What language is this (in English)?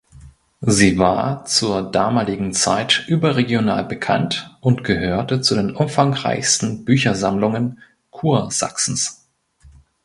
German